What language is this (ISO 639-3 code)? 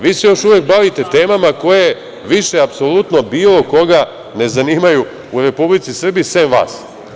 srp